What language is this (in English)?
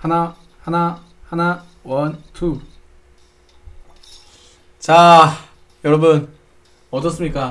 Korean